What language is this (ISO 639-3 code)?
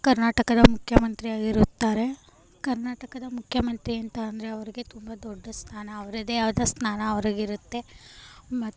kan